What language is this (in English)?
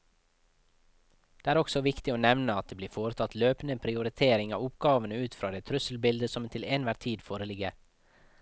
Norwegian